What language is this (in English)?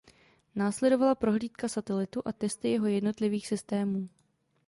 Czech